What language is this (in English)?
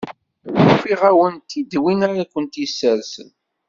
Kabyle